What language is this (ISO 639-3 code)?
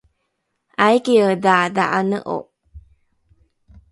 dru